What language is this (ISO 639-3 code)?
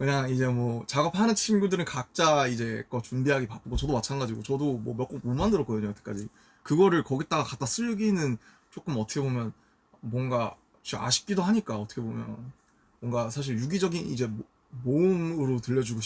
kor